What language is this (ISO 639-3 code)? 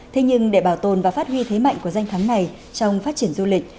vie